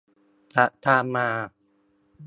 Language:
Thai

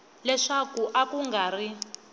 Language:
Tsonga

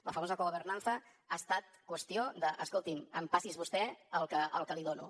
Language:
Catalan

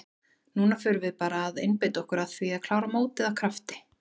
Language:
Icelandic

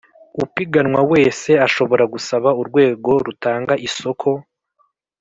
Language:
Kinyarwanda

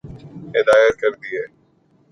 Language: Urdu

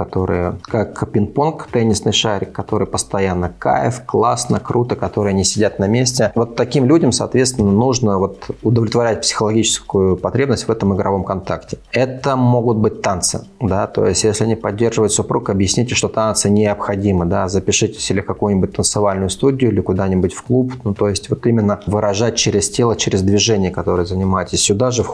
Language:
Russian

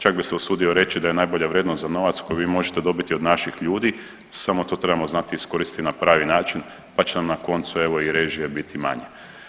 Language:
Croatian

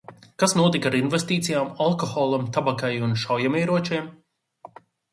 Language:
Latvian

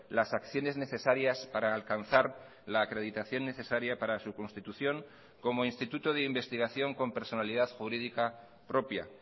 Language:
Spanish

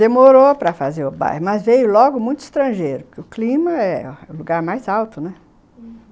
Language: Portuguese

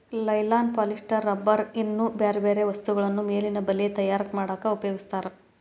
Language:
Kannada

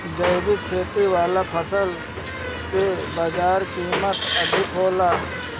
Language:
Bhojpuri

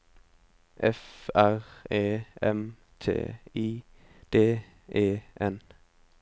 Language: Norwegian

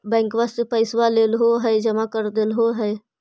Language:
Magahi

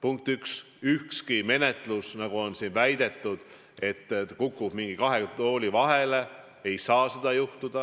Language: Estonian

